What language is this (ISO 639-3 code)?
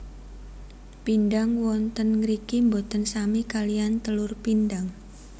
jav